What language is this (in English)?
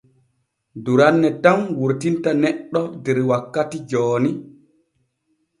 Borgu Fulfulde